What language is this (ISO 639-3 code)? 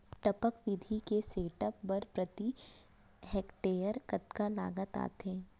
hne